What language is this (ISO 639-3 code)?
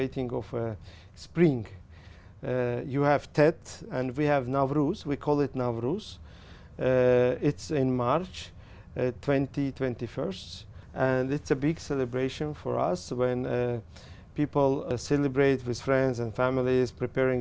vie